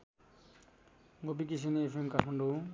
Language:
Nepali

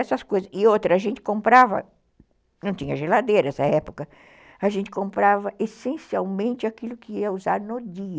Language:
Portuguese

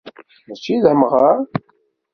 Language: Kabyle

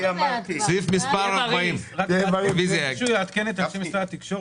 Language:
Hebrew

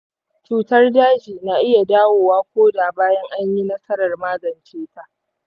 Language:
Hausa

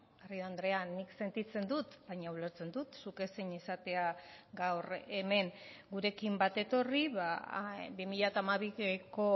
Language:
Basque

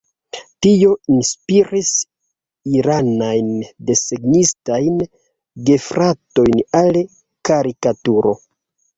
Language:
Esperanto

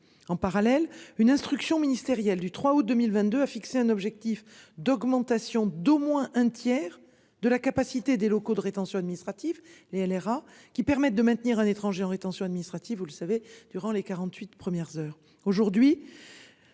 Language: French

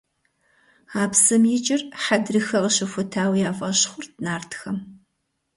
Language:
Kabardian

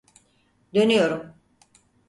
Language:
Turkish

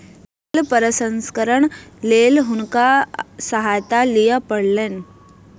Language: Maithili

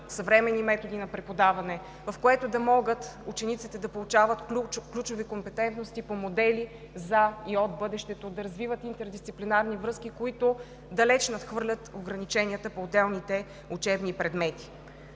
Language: Bulgarian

